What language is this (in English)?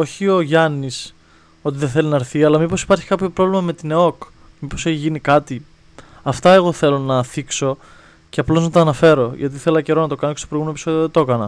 Greek